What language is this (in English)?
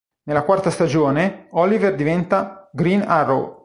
Italian